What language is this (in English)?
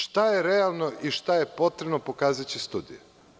Serbian